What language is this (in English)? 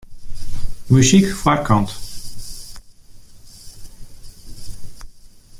Western Frisian